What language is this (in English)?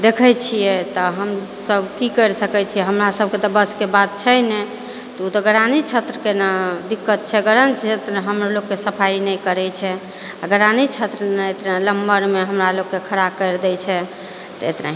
Maithili